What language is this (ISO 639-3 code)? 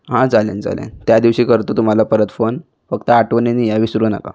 mar